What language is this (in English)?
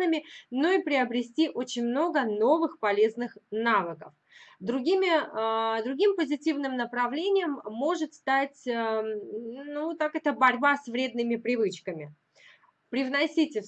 Russian